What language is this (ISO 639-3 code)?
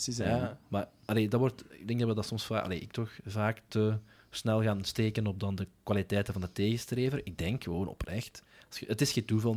nld